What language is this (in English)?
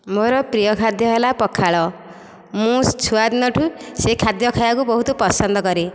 Odia